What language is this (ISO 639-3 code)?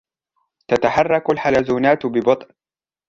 ara